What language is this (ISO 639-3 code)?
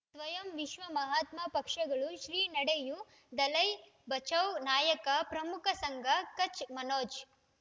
kan